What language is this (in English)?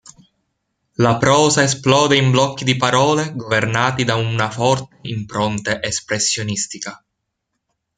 Italian